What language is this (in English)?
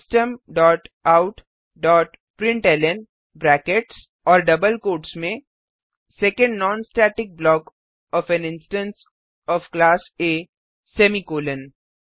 Hindi